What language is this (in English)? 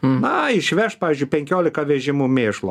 Lithuanian